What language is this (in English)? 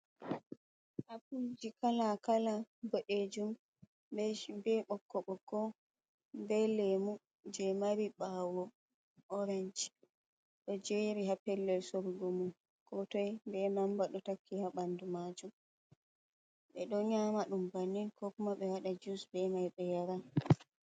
Fula